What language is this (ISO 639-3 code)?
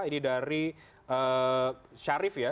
ind